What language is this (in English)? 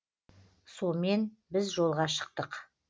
Kazakh